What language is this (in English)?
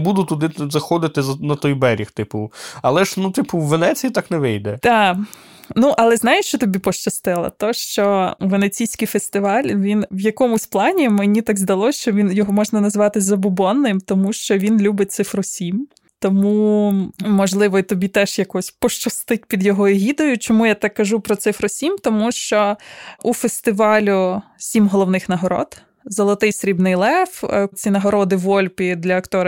Ukrainian